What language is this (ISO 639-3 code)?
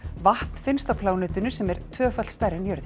isl